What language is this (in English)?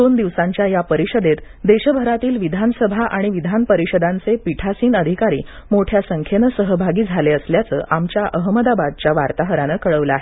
Marathi